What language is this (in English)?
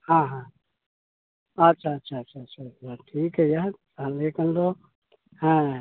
Santali